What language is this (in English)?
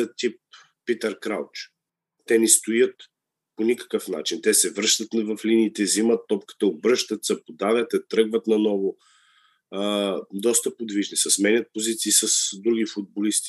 Bulgarian